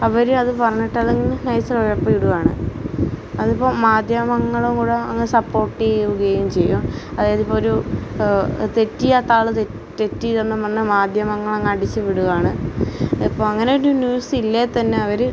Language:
Malayalam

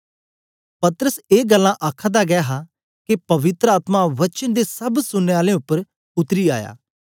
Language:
Dogri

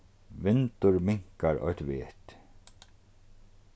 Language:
Faroese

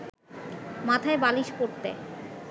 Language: Bangla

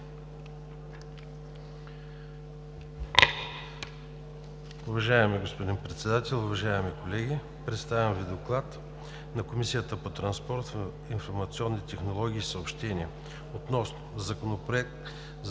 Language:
Bulgarian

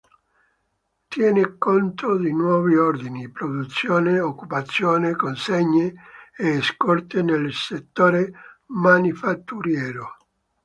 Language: Italian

